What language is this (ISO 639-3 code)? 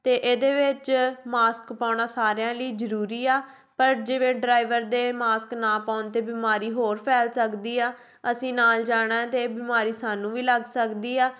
pan